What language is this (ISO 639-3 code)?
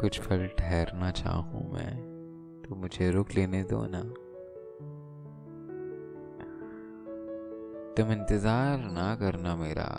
hin